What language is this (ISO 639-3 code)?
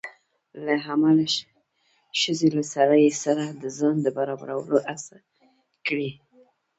pus